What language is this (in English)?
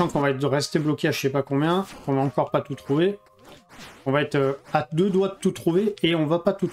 French